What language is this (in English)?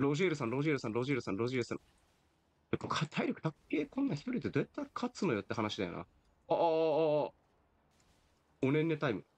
Japanese